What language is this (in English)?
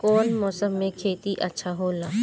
Bhojpuri